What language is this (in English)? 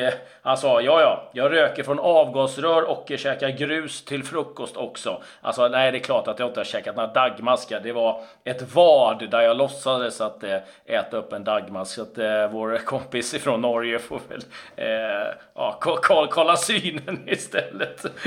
Swedish